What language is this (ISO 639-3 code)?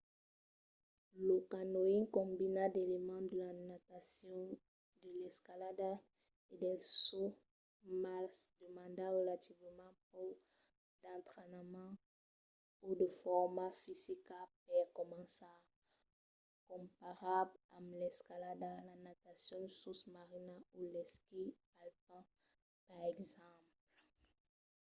oci